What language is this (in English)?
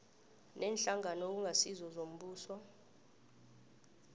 South Ndebele